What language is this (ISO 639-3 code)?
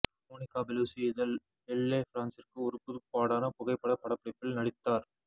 tam